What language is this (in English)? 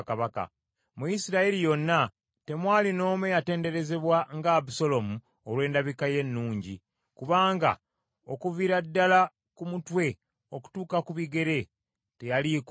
Ganda